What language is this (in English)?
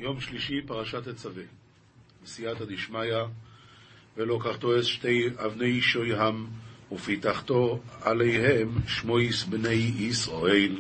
Hebrew